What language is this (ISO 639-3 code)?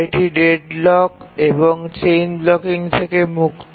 ben